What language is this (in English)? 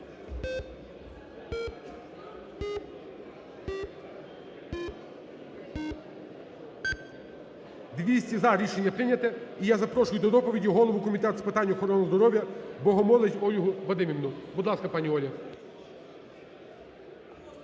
Ukrainian